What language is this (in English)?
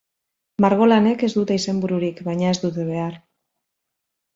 Basque